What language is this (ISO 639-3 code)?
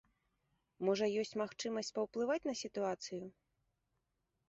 bel